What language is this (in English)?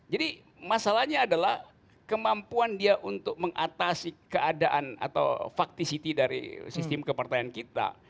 Indonesian